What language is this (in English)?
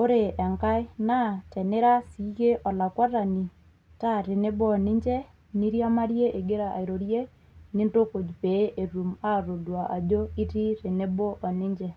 Masai